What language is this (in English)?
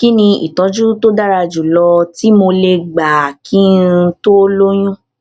Yoruba